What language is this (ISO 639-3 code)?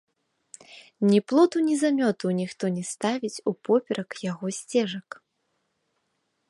bel